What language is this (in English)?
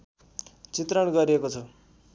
Nepali